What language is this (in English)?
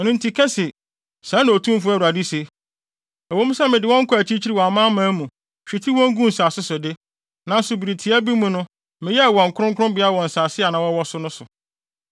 Akan